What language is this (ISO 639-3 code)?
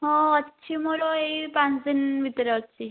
ori